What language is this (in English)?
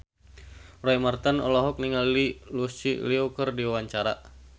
Sundanese